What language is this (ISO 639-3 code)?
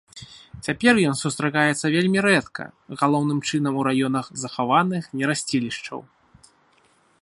bel